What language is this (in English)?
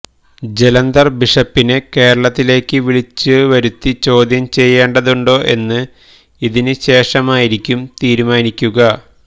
Malayalam